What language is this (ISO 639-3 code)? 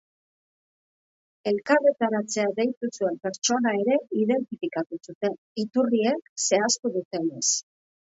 eus